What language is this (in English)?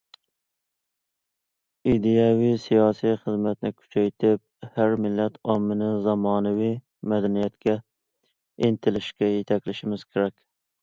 Uyghur